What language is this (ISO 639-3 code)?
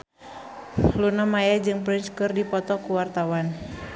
sun